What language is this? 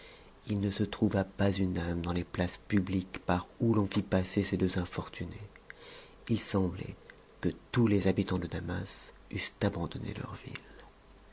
French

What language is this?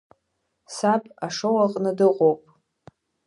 Abkhazian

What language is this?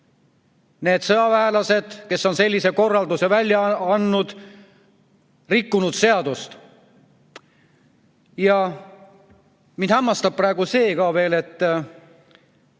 Estonian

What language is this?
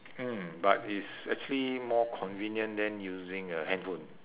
English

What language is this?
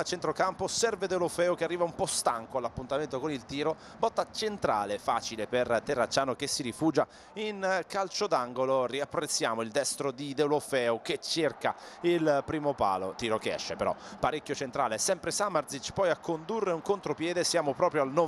Italian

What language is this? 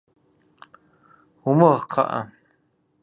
Kabardian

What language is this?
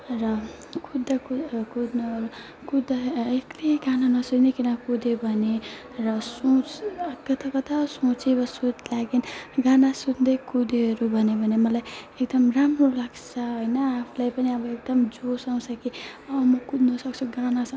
Nepali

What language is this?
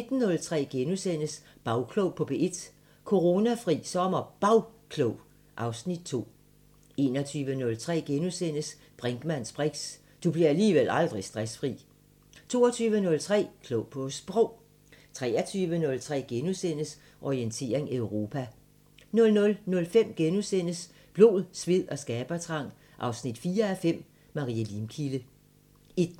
Danish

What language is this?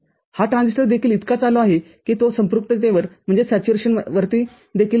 Marathi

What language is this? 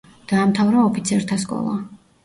Georgian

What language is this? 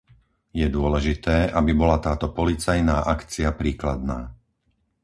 Slovak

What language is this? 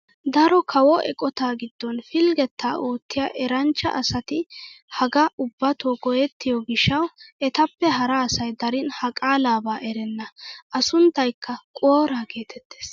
Wolaytta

